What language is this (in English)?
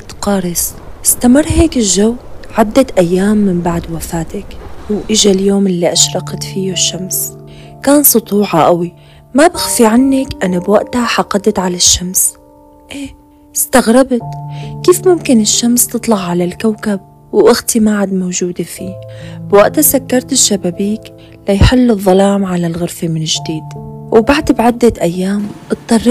Arabic